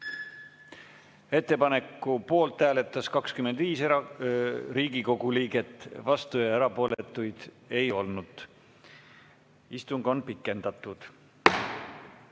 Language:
Estonian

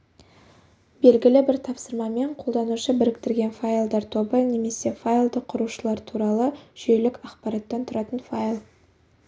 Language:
Kazakh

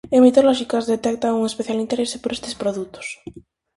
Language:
Galician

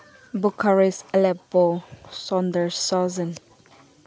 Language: Manipuri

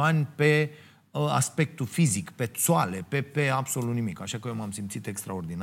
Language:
Romanian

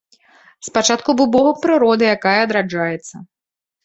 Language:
Belarusian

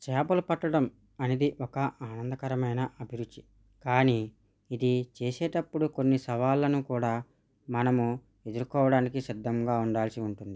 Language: Telugu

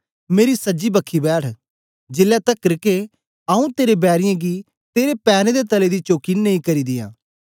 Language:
Dogri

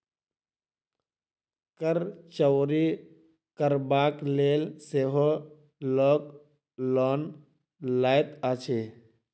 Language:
Maithili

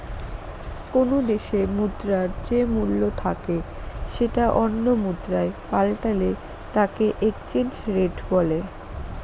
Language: Bangla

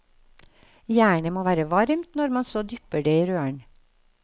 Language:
Norwegian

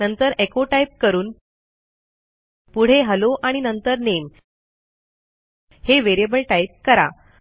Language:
Marathi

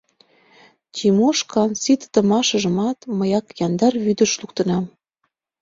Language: Mari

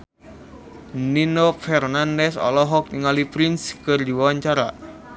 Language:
Sundanese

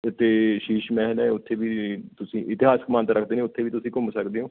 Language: Punjabi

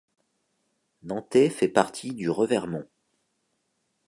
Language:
French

